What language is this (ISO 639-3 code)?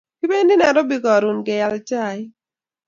kln